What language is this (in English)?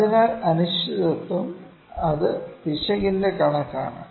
Malayalam